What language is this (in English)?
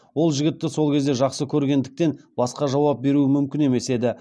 Kazakh